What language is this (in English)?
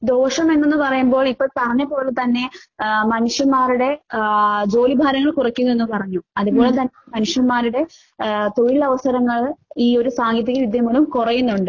Malayalam